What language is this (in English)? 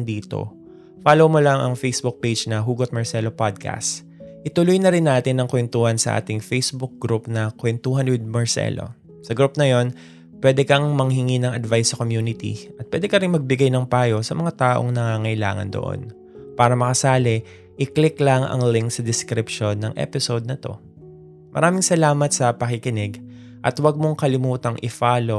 Filipino